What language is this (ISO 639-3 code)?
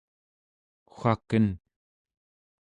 esu